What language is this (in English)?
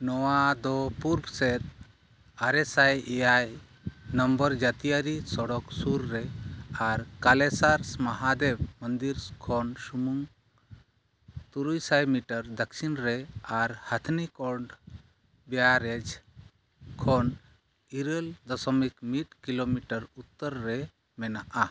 Santali